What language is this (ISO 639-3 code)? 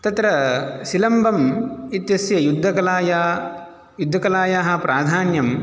san